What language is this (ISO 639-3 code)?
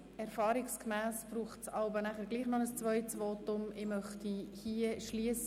gsw